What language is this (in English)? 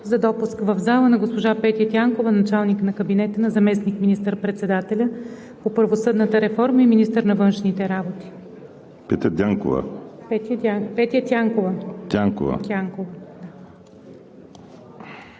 Bulgarian